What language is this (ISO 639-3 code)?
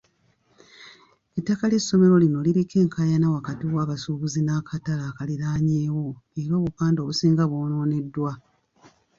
lug